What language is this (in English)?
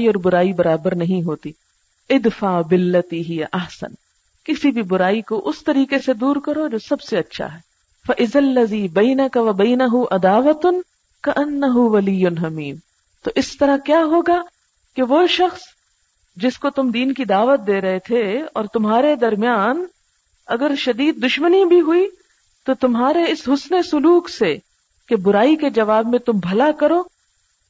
Urdu